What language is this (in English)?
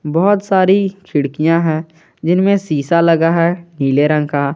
Hindi